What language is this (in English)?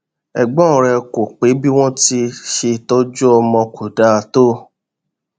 Yoruba